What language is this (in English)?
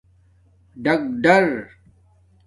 Domaaki